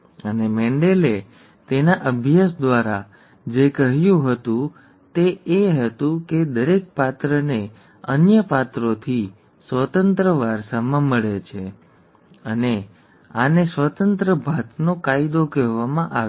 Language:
Gujarati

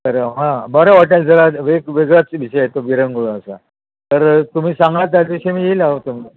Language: Marathi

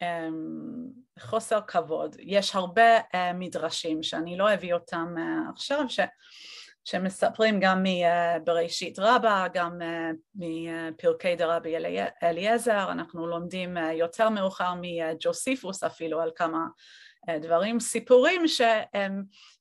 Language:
Hebrew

